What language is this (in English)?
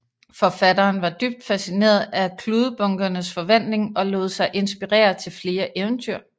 Danish